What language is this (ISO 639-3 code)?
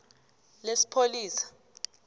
nbl